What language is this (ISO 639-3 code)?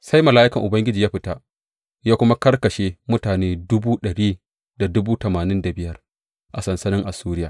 hau